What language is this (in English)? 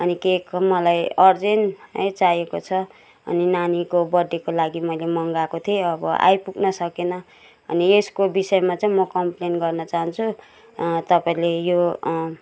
Nepali